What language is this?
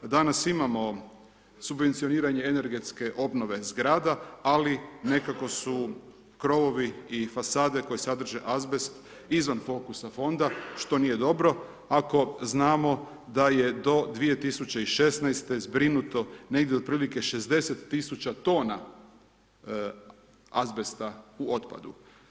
Croatian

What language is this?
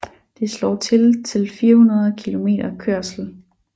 Danish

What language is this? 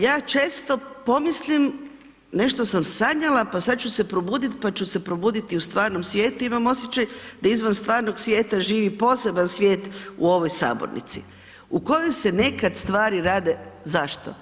Croatian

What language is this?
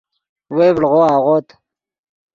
Yidgha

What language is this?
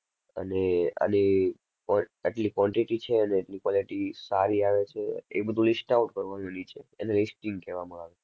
Gujarati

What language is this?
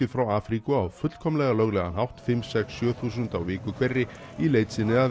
Icelandic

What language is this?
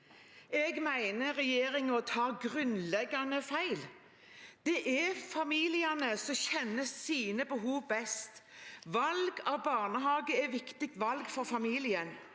Norwegian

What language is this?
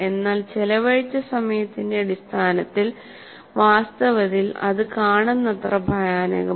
Malayalam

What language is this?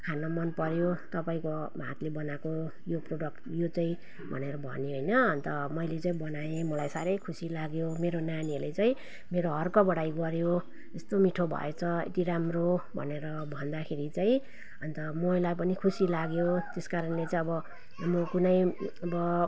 Nepali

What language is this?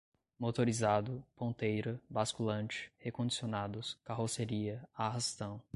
Portuguese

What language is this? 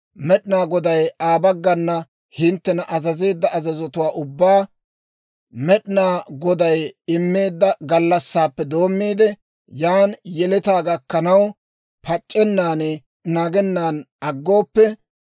Dawro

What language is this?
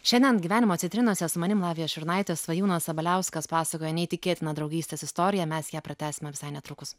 Lithuanian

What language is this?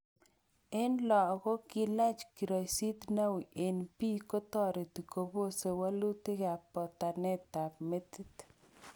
Kalenjin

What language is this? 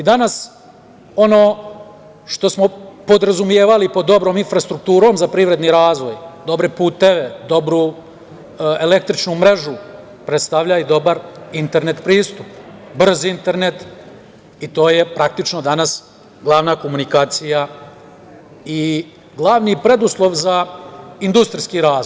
Serbian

